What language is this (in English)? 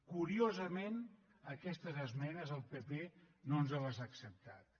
Catalan